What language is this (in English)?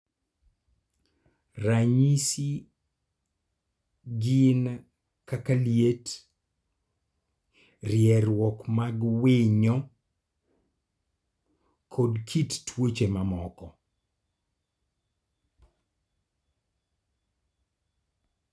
Luo (Kenya and Tanzania)